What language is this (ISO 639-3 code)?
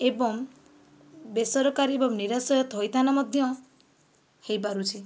ori